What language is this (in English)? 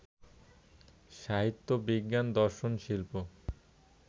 Bangla